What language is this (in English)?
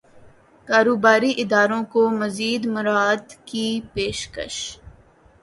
Urdu